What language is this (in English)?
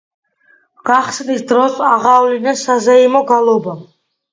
Georgian